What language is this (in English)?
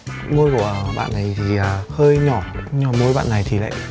Vietnamese